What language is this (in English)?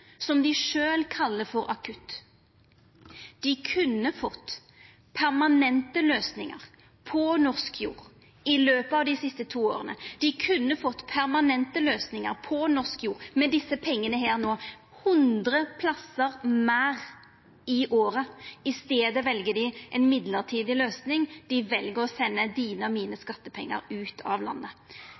Norwegian Nynorsk